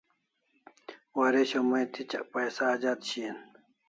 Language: Kalasha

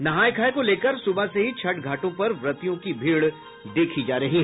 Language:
Hindi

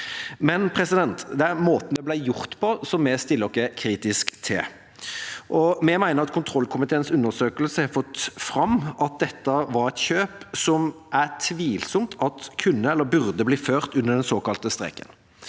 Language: Norwegian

